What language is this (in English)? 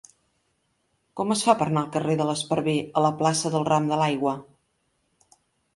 Catalan